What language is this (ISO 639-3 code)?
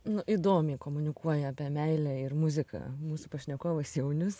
lit